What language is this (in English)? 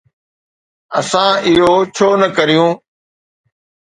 Sindhi